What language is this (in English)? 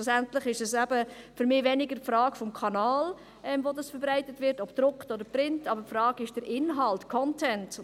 Swiss German